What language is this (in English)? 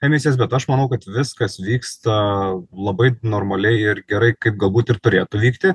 Lithuanian